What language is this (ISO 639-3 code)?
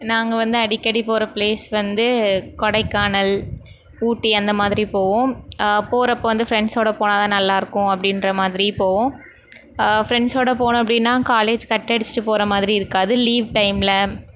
tam